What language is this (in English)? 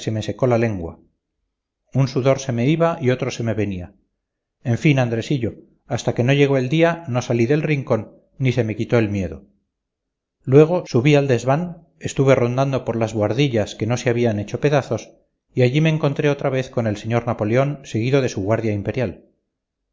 Spanish